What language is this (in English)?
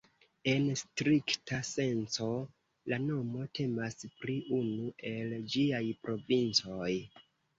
Esperanto